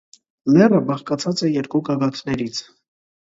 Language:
Armenian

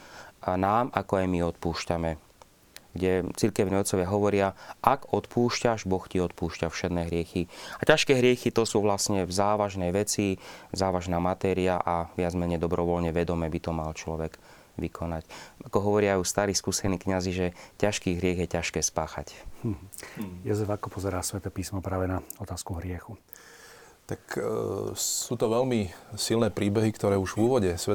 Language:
Slovak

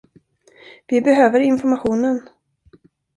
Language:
Swedish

